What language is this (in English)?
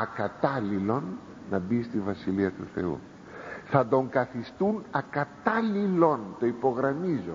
Greek